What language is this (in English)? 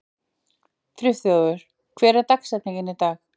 Icelandic